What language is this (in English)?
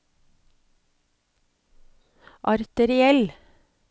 Norwegian